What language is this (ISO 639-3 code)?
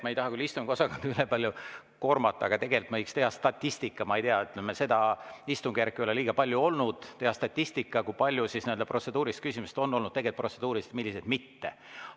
est